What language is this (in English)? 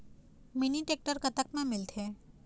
Chhattisgarhi